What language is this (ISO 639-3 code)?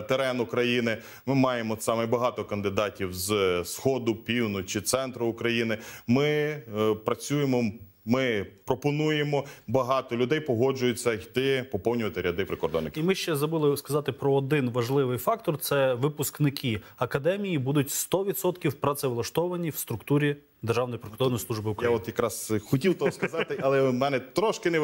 ukr